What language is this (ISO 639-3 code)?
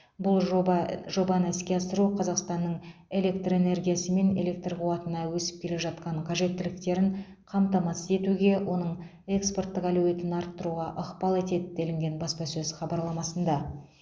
kaz